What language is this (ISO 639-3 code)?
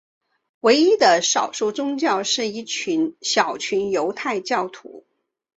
zho